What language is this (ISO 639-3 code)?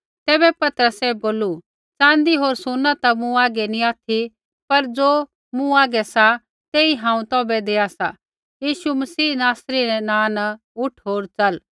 kfx